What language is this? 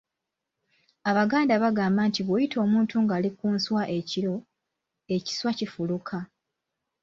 Ganda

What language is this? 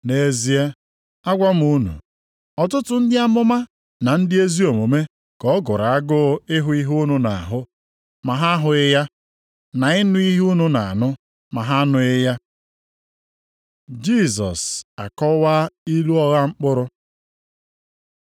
Igbo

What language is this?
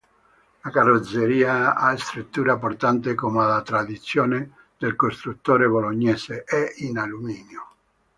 Italian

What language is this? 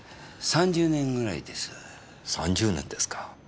Japanese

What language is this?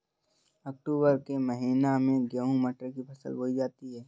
Hindi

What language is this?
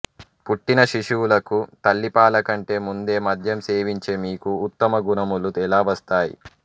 Telugu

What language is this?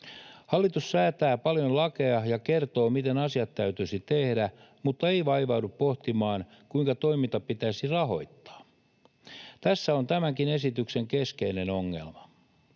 Finnish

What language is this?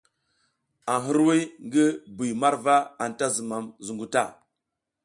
South Giziga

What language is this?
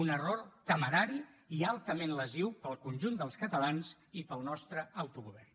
Catalan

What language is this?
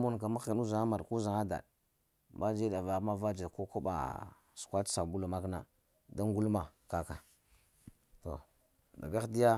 Lamang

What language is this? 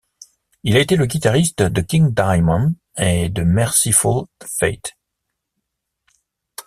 French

